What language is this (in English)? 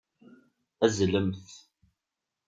Kabyle